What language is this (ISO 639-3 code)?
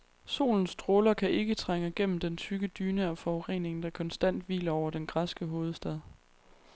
dan